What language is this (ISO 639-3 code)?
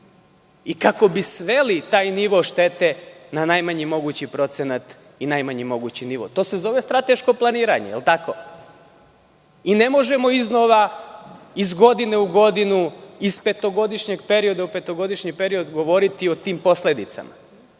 srp